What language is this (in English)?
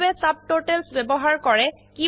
Assamese